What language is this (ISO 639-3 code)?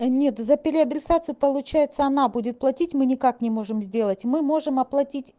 rus